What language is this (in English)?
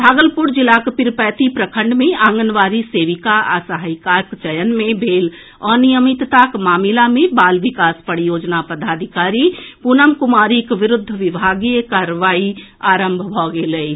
Maithili